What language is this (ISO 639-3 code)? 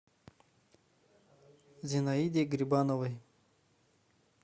rus